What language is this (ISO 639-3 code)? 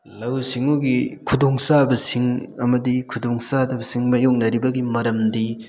mni